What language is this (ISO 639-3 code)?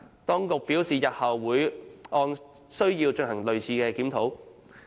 yue